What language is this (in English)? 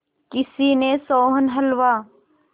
Hindi